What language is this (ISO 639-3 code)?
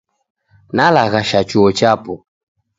dav